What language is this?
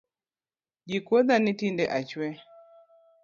Luo (Kenya and Tanzania)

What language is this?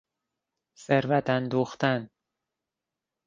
Persian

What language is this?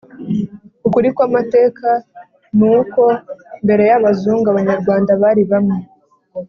Kinyarwanda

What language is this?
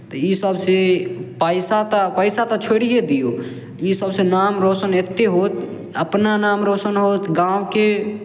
Maithili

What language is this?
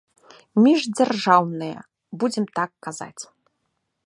Belarusian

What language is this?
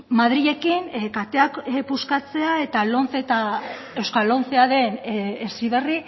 Basque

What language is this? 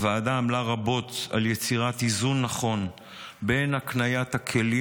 Hebrew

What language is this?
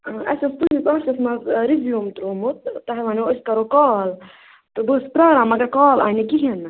Kashmiri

